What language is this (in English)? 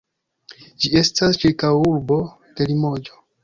Esperanto